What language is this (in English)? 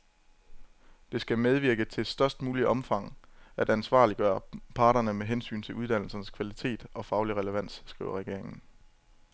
Danish